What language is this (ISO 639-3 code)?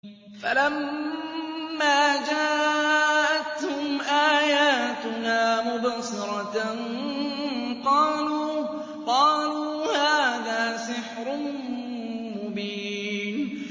ara